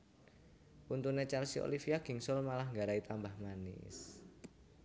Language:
Javanese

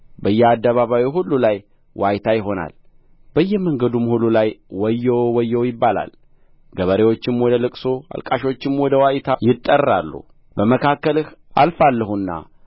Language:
Amharic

